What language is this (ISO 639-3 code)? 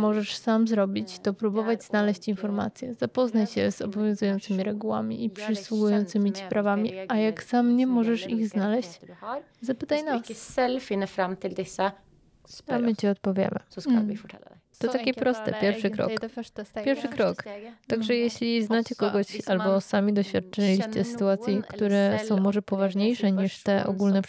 pol